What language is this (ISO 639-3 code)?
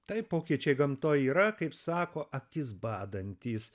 lit